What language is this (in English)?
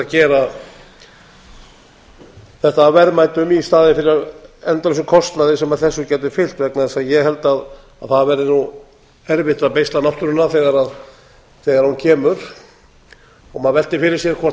Icelandic